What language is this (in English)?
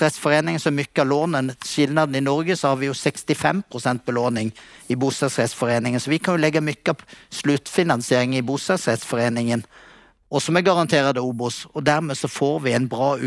Swedish